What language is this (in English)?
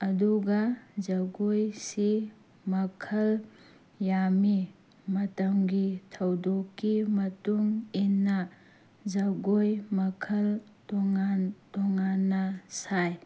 Manipuri